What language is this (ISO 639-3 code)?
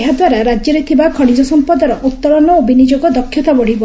ori